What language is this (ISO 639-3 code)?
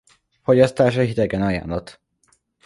hun